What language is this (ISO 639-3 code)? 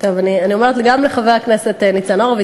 heb